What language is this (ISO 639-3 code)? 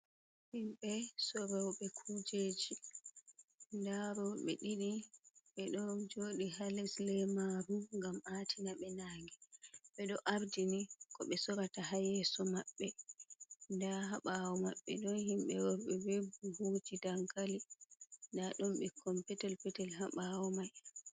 ful